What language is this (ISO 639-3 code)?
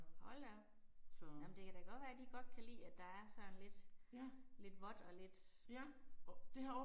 dan